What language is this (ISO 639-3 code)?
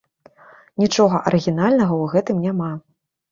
bel